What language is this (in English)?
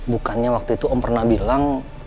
Indonesian